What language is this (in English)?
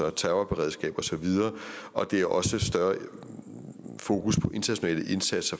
Danish